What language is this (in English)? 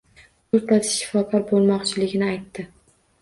Uzbek